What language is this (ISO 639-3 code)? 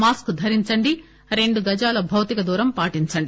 tel